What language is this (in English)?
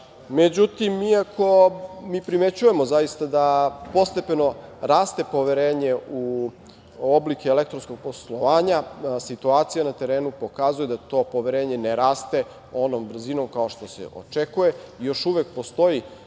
Serbian